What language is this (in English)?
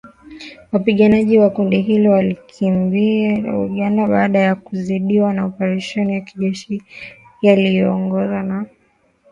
Swahili